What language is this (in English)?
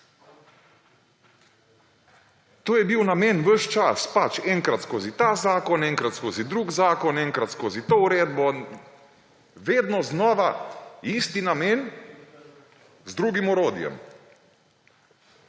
Slovenian